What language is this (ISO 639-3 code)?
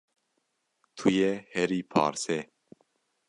kur